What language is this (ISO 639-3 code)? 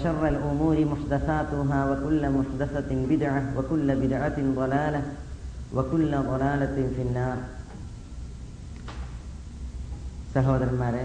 mal